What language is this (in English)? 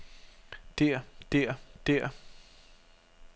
Danish